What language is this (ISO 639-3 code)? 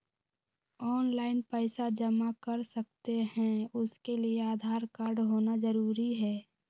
mag